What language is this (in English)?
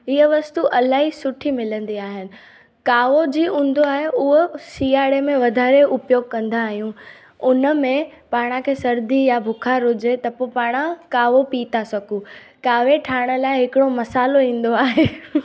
Sindhi